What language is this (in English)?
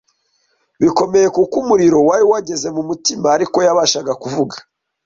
Kinyarwanda